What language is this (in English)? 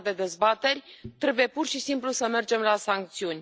Romanian